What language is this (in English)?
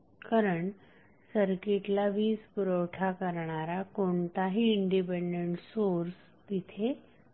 Marathi